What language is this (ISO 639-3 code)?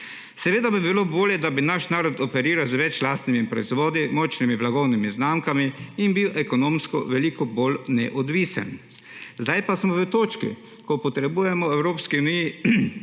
slv